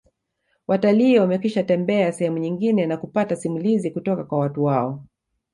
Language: Swahili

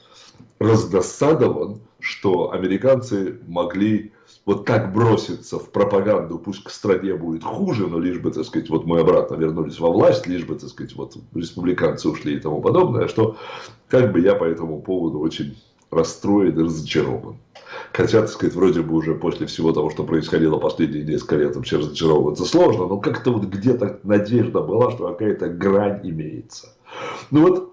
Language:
Russian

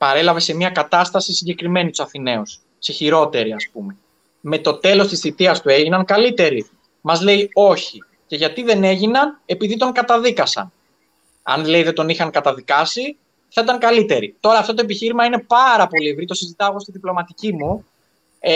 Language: Greek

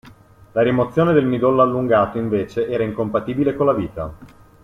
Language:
Italian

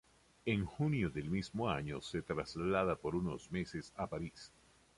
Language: Spanish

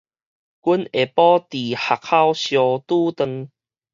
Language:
Min Nan Chinese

